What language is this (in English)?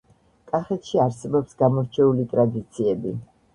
Georgian